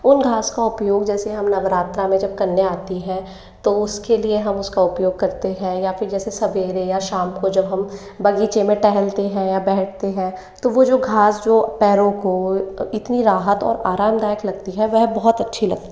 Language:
Hindi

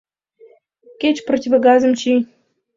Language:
Mari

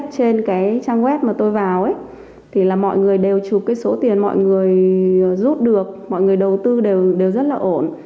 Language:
Vietnamese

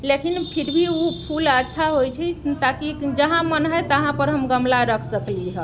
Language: Maithili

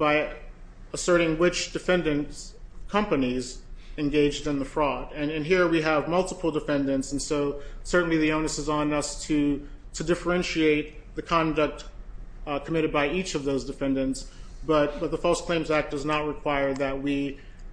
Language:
English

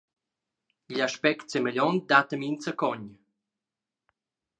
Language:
Romansh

